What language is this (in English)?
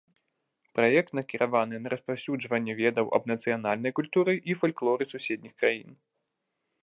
Belarusian